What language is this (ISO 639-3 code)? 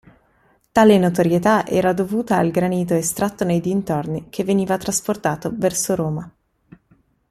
ita